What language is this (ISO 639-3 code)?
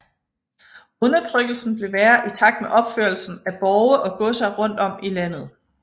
dan